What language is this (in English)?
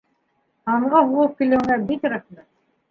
Bashkir